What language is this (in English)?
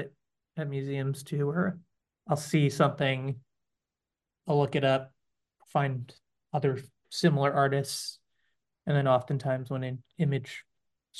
English